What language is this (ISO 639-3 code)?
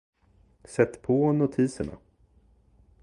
swe